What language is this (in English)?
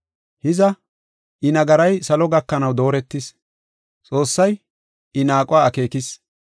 Gofa